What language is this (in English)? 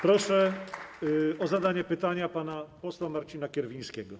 Polish